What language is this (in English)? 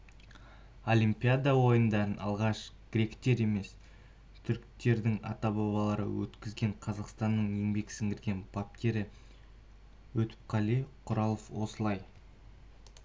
Kazakh